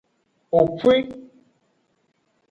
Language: Aja (Benin)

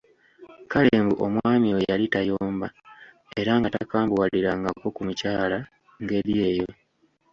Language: Ganda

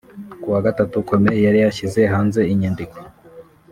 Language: Kinyarwanda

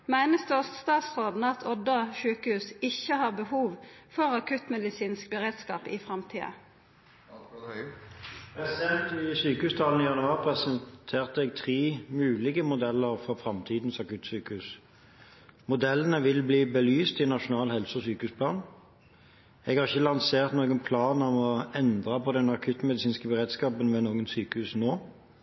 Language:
Norwegian Bokmål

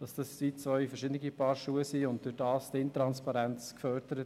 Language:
Swiss German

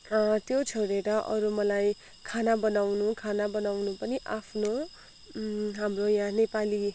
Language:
Nepali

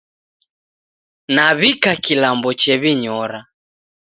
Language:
Taita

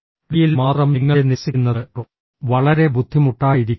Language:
Malayalam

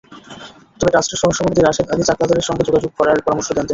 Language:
Bangla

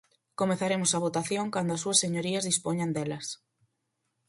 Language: Galician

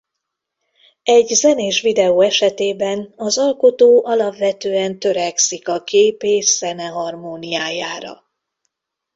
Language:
Hungarian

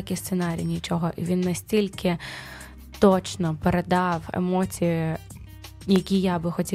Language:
Ukrainian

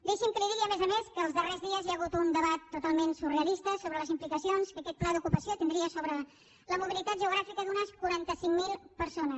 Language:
Catalan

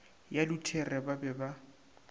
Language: Northern Sotho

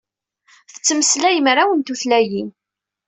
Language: Kabyle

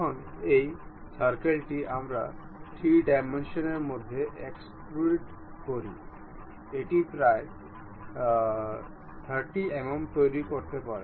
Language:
Bangla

